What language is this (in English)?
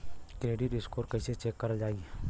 Bhojpuri